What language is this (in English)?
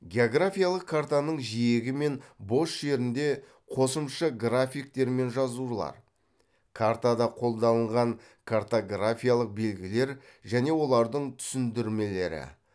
Kazakh